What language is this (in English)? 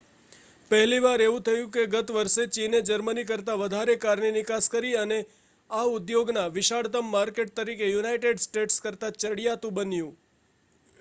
Gujarati